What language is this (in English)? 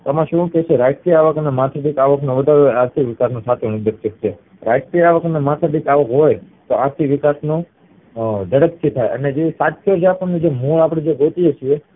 Gujarati